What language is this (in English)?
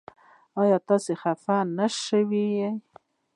Pashto